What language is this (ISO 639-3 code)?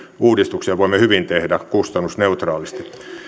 fin